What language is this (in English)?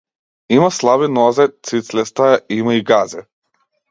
Macedonian